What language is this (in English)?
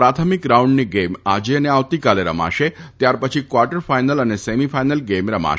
Gujarati